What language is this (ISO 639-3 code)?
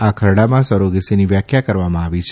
guj